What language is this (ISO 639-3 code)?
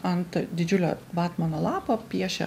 lit